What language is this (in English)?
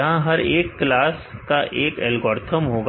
Hindi